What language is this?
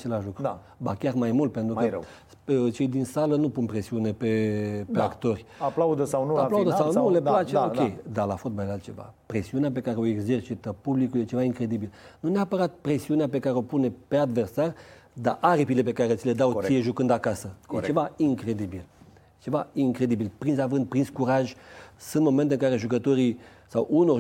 Romanian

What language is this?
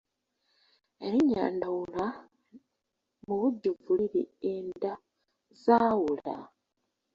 Ganda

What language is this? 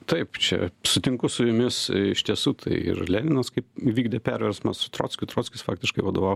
Lithuanian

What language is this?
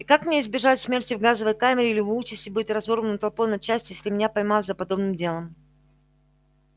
Russian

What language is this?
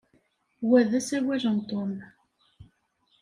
Kabyle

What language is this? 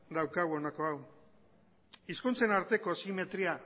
Basque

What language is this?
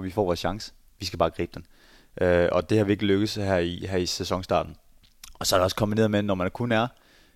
Danish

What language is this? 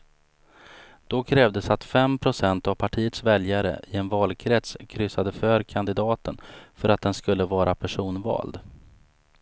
Swedish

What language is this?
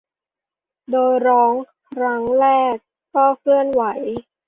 Thai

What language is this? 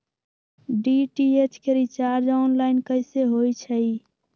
Magahi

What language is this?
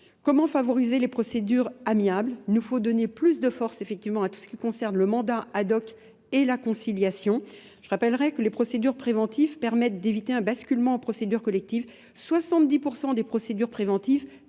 French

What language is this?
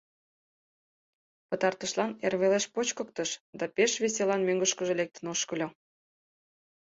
Mari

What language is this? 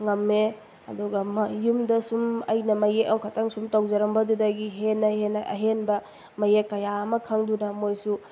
Manipuri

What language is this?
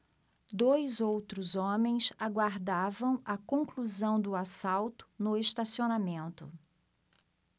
Portuguese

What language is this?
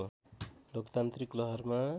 Nepali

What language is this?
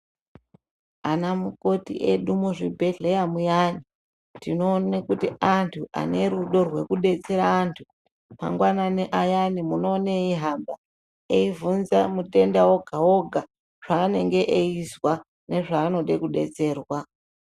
Ndau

